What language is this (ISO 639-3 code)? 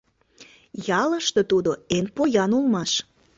chm